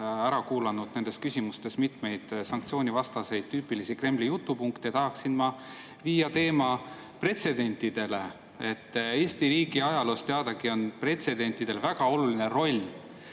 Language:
Estonian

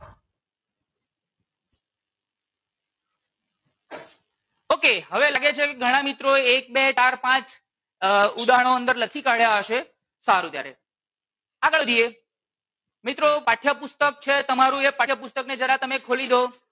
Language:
Gujarati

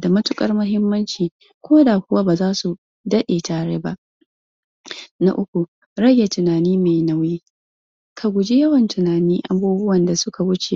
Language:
Hausa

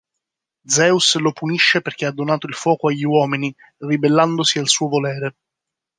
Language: Italian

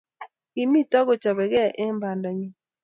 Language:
Kalenjin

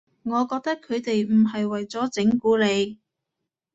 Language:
Cantonese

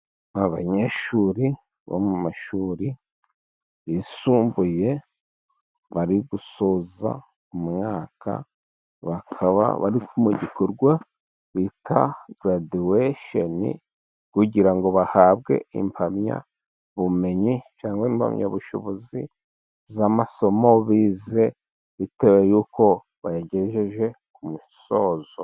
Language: Kinyarwanda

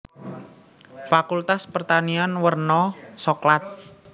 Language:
Javanese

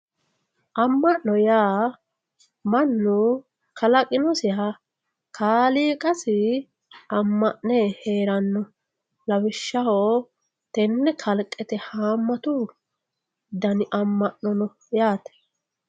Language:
Sidamo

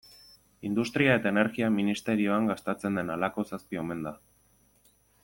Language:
Basque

